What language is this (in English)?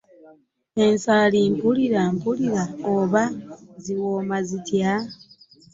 Ganda